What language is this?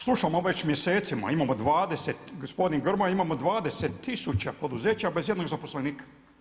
Croatian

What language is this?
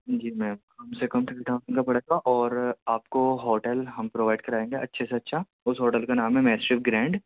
Urdu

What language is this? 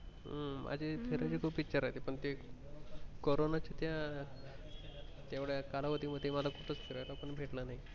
Marathi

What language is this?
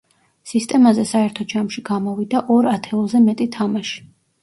Georgian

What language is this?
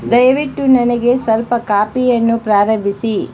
Kannada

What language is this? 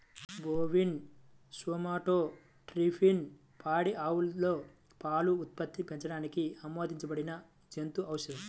Telugu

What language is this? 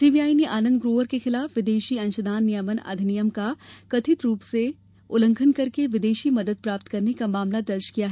Hindi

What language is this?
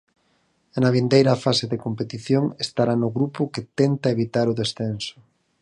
Galician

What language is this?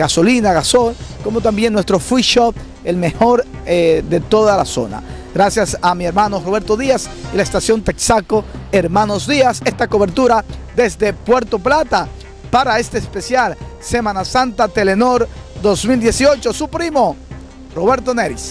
Spanish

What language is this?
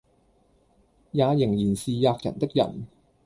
Cantonese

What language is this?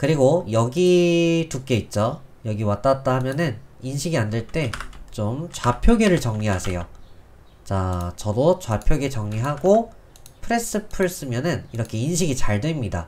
Korean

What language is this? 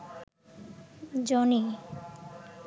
Bangla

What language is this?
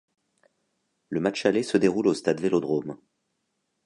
French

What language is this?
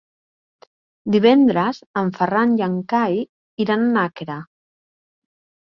Catalan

